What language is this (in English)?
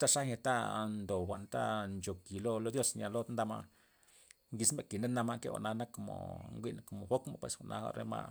Loxicha Zapotec